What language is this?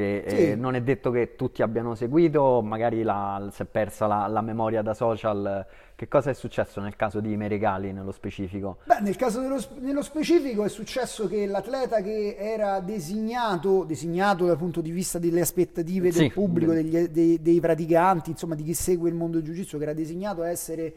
Italian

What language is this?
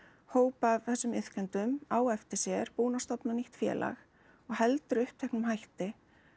Icelandic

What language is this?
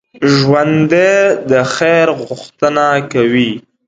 Pashto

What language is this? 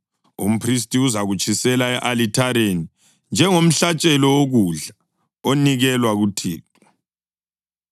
North Ndebele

